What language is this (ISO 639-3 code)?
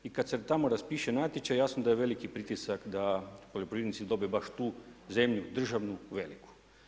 hrv